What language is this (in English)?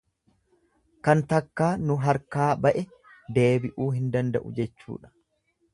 Oromo